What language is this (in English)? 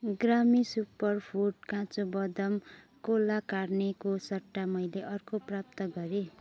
Nepali